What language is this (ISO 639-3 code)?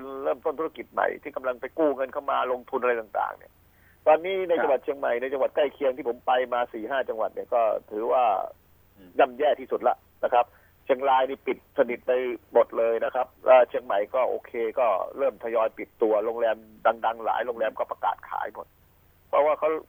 tha